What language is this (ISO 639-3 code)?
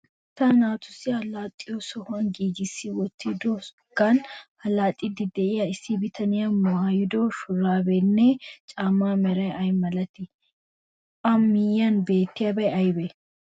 wal